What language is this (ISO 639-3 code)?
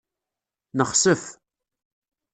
kab